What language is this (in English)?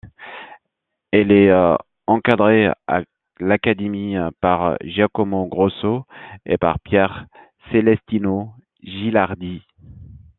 French